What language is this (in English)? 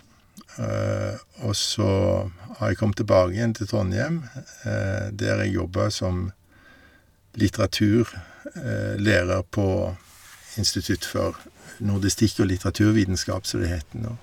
Norwegian